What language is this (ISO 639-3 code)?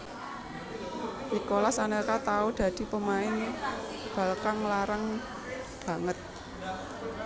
jav